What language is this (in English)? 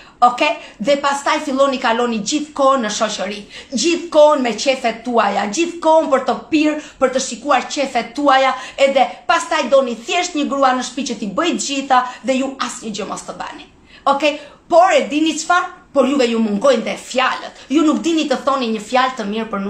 Romanian